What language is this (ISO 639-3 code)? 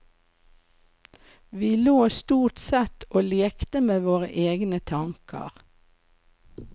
nor